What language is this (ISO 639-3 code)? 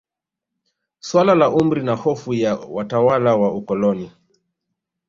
swa